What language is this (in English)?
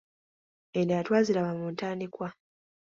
Ganda